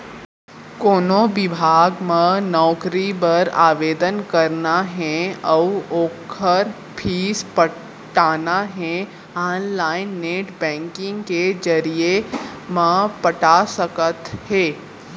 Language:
Chhattisgarhi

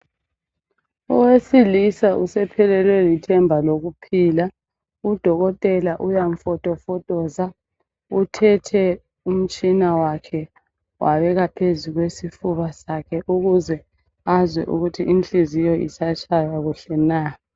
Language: North Ndebele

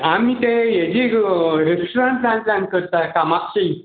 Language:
Konkani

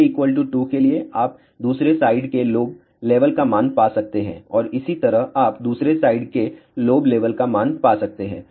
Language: Hindi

